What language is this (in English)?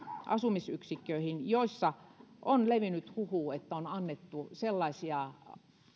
Finnish